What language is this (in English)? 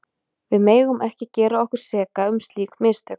Icelandic